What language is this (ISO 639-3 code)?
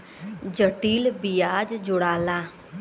bho